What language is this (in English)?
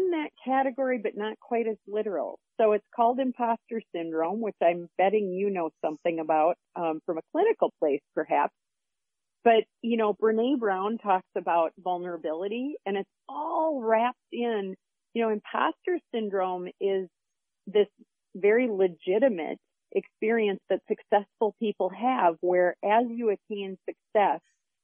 English